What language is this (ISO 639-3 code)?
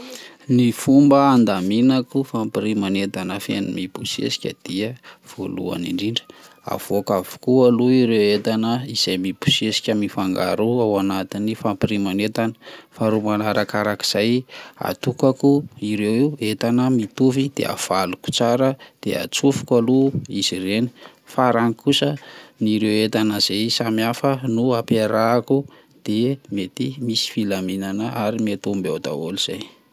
mlg